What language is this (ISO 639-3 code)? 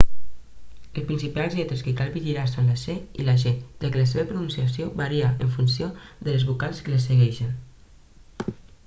cat